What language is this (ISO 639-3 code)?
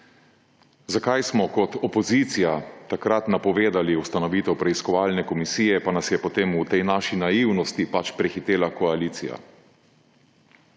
slv